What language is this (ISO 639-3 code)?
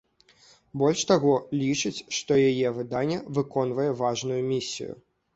bel